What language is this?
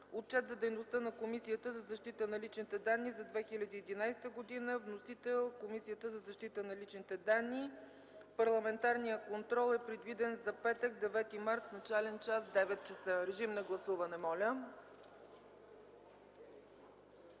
Bulgarian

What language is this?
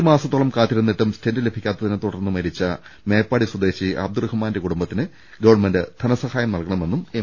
Malayalam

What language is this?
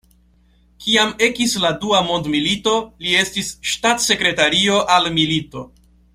Esperanto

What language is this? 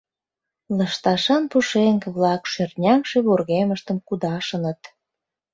Mari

